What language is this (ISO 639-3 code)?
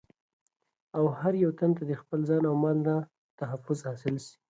pus